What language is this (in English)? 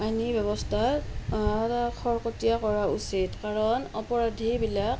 Assamese